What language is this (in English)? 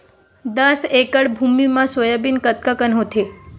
Chhattisgarhi